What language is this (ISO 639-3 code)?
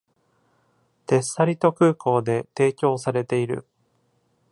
jpn